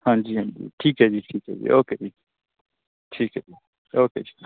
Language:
Punjabi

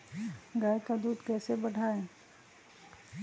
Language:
Magahi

